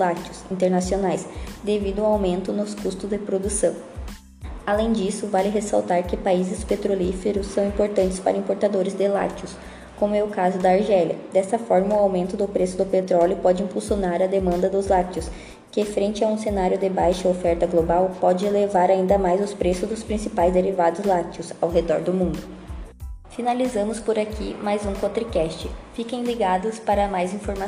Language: Portuguese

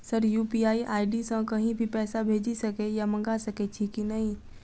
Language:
Maithili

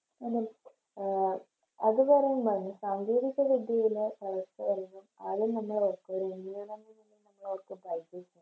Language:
Malayalam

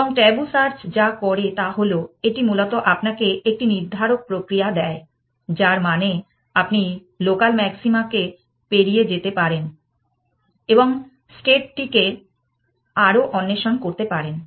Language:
Bangla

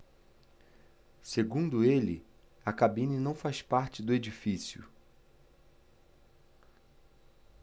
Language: Portuguese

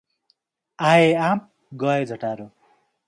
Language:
Nepali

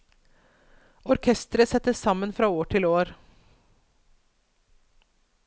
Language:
Norwegian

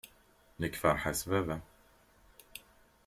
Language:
Kabyle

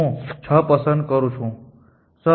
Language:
Gujarati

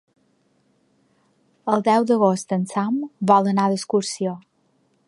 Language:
Catalan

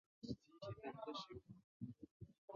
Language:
Chinese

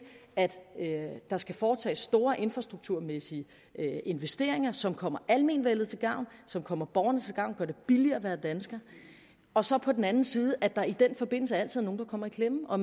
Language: Danish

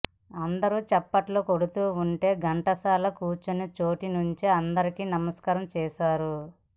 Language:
Telugu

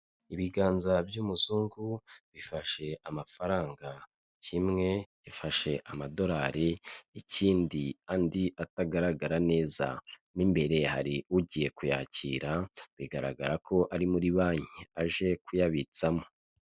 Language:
Kinyarwanda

